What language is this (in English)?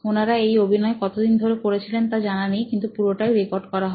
Bangla